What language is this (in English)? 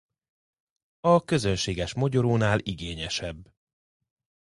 Hungarian